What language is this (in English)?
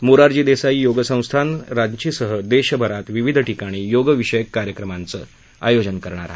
Marathi